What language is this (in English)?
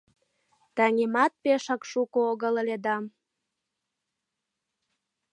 Mari